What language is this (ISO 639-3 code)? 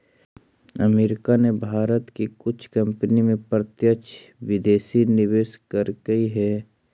mag